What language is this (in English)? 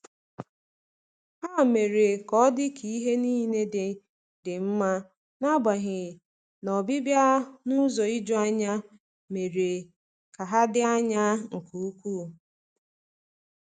Igbo